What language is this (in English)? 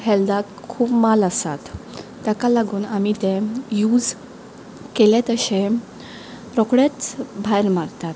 Konkani